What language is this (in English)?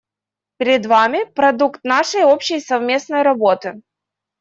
Russian